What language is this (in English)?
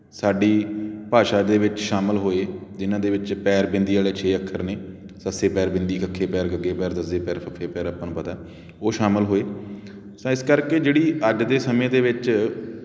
Punjabi